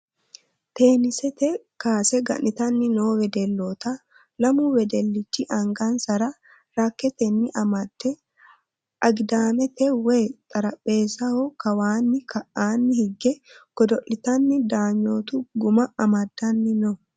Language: Sidamo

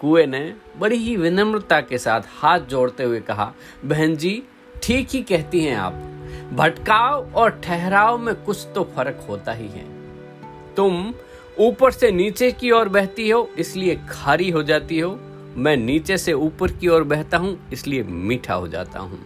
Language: Hindi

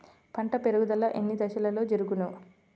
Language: Telugu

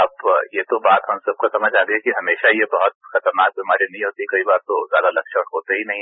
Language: Hindi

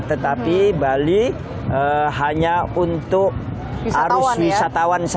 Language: Indonesian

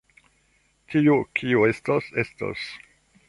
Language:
Esperanto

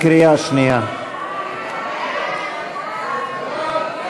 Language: Hebrew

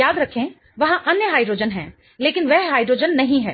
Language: Hindi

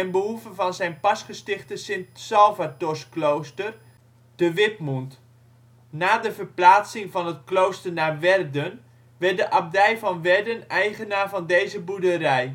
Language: Dutch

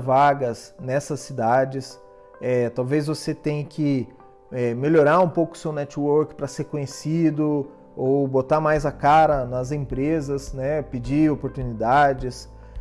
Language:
Portuguese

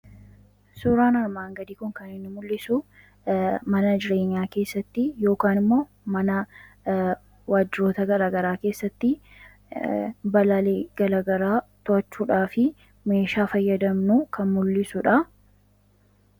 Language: Oromo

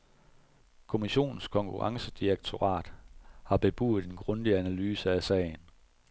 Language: Danish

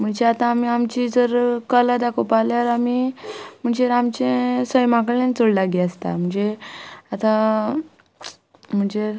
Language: Konkani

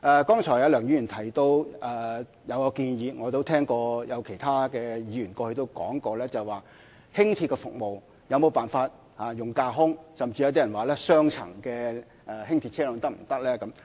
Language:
Cantonese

